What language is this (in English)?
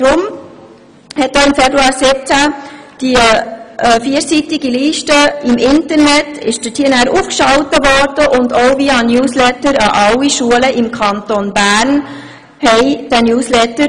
Swiss German